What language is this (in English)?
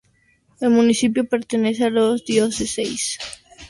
Spanish